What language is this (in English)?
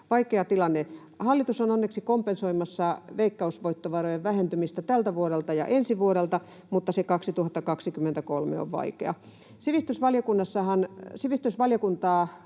Finnish